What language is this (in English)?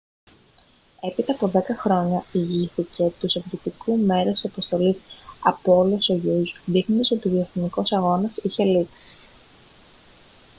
Greek